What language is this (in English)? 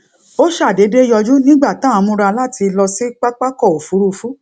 Yoruba